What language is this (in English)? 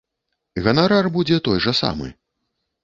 Belarusian